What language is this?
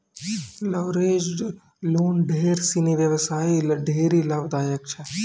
Maithili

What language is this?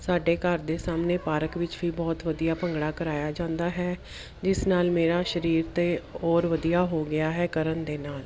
Punjabi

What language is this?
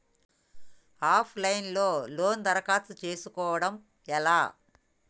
Telugu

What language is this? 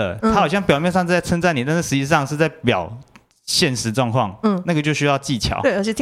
Chinese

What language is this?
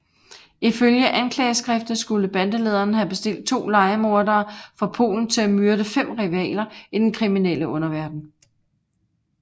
Danish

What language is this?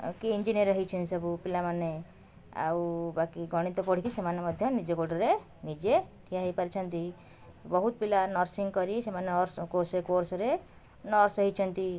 Odia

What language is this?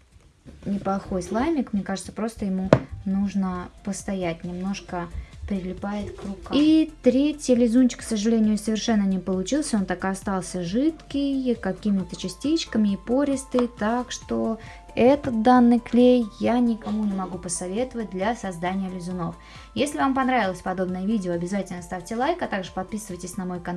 Russian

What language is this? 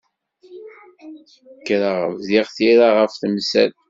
Kabyle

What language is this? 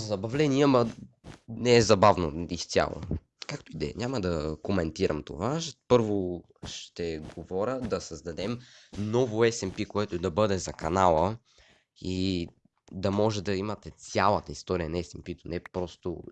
Bulgarian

